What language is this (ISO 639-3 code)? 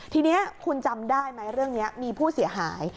tha